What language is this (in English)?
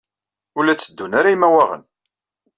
Kabyle